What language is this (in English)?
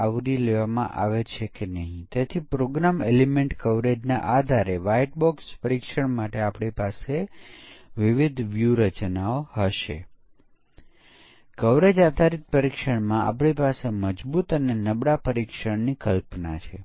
Gujarati